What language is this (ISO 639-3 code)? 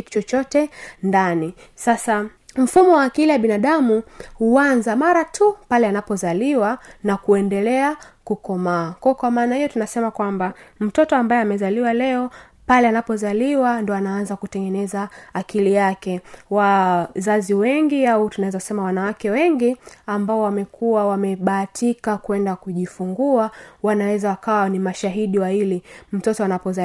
swa